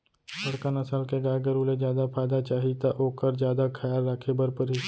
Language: Chhattisgarhi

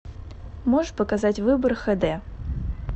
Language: Russian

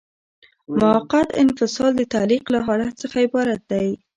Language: Pashto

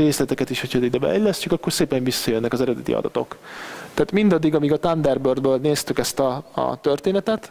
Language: Hungarian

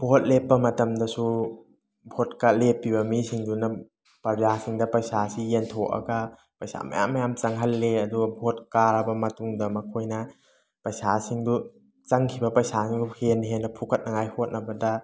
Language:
Manipuri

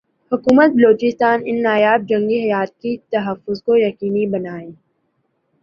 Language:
Urdu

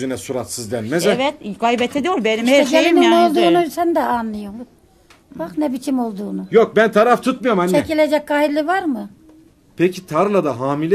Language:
Turkish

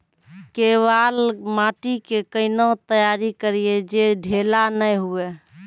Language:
Maithili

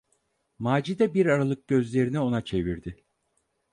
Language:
Turkish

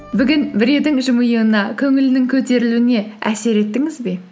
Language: Kazakh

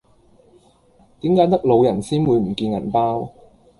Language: Cantonese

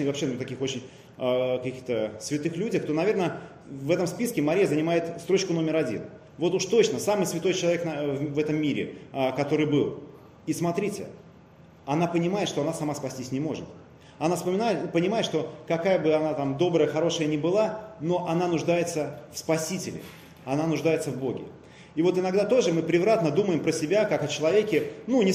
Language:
Russian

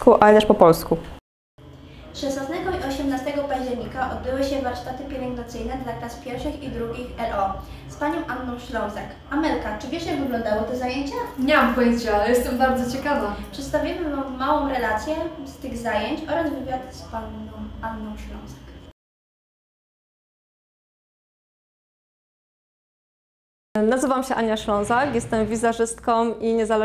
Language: Polish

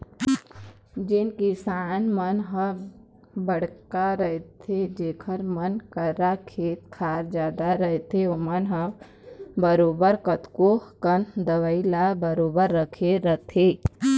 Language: Chhattisgarhi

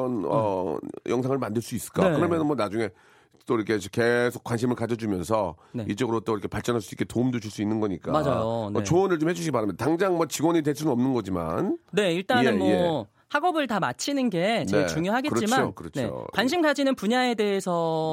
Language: Korean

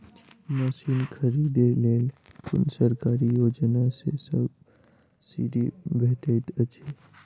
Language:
Maithili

